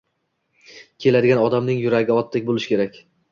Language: Uzbek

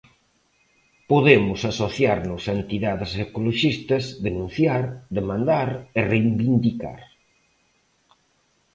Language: Galician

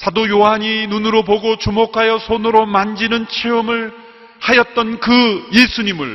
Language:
Korean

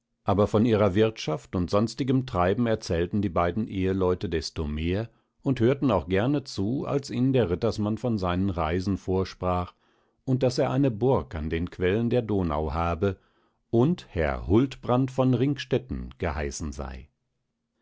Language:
German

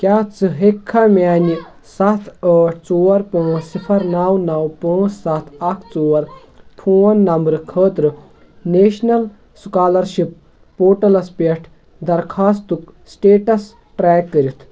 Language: Kashmiri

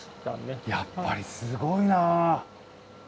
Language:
Japanese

